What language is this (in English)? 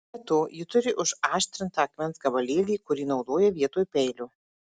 Lithuanian